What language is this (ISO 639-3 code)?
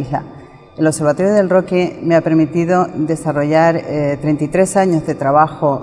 spa